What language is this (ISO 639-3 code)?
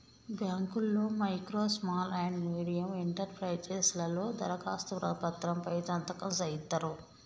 tel